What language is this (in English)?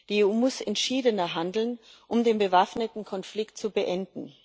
German